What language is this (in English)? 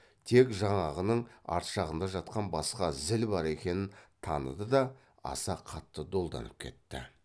Kazakh